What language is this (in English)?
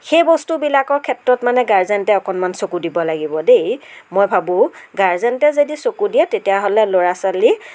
Assamese